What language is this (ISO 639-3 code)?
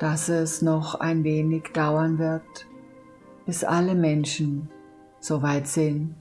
deu